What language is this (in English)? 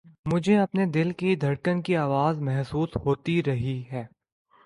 Urdu